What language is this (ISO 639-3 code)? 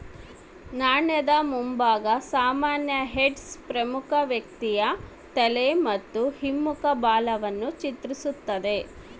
kan